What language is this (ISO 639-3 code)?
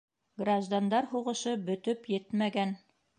bak